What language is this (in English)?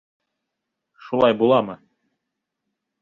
Bashkir